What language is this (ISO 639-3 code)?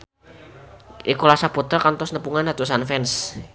sun